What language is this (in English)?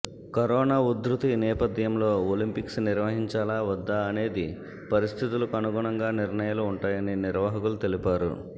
Telugu